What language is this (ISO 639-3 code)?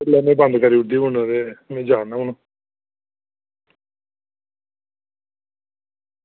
doi